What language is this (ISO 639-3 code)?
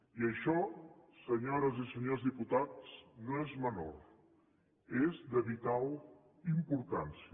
cat